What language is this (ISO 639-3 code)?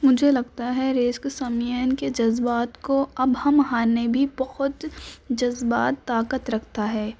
urd